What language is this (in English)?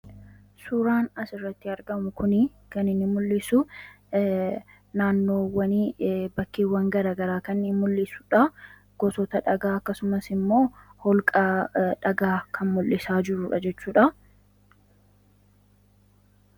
Oromo